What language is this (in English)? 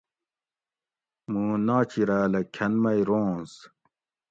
Gawri